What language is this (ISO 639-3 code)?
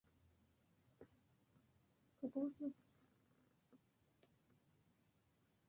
ben